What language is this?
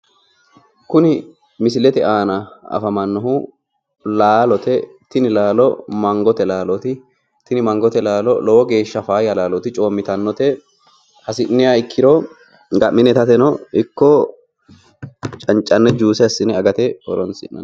Sidamo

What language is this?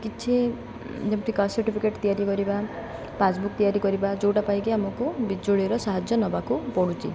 Odia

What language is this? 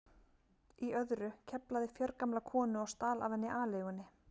Icelandic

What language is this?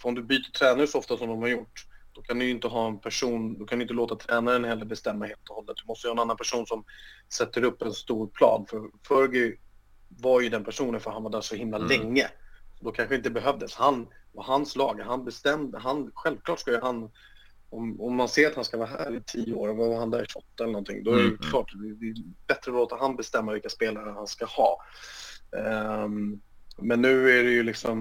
Swedish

